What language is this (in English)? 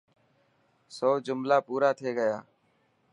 Dhatki